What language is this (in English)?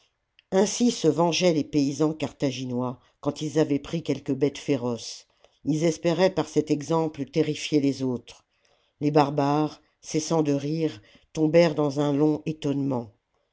French